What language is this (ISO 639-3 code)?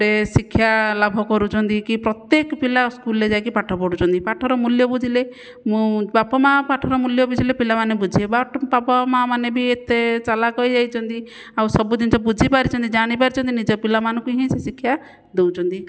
ori